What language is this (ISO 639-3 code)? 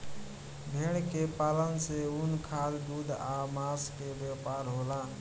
bho